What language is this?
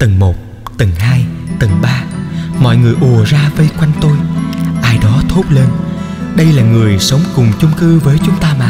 Vietnamese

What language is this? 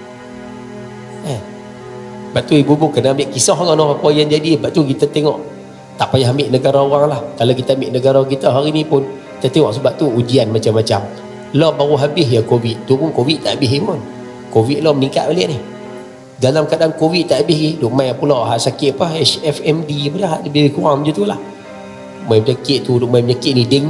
Malay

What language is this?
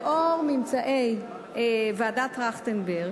Hebrew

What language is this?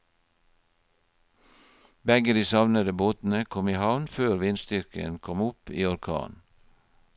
Norwegian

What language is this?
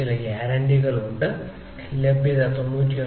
Malayalam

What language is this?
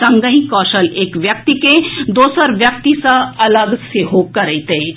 Maithili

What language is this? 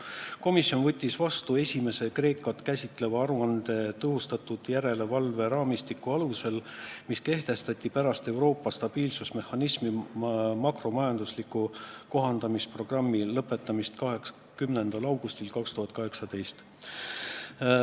Estonian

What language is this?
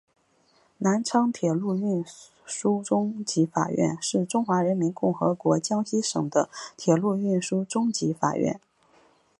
Chinese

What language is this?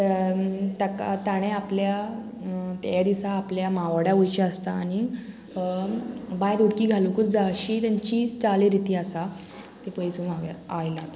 Konkani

